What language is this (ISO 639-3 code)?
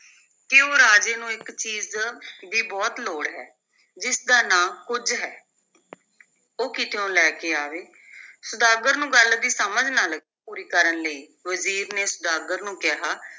pan